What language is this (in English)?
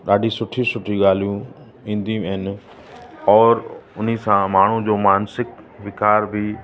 Sindhi